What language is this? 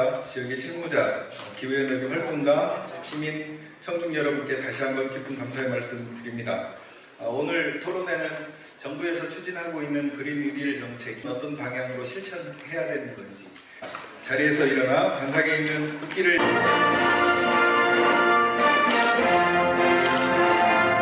Korean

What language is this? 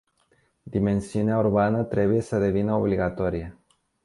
Romanian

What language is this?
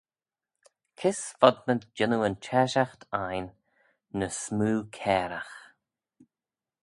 Manx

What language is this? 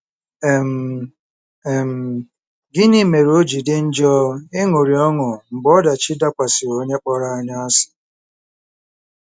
Igbo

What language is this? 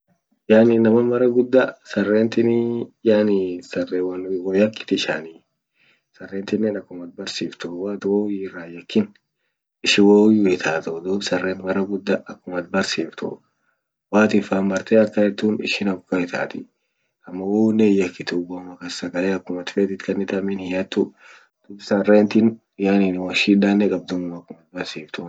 Orma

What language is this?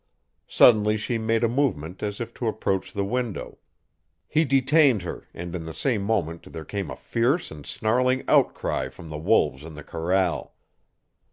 English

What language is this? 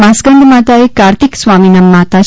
Gujarati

